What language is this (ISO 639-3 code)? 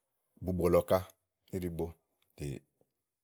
ahl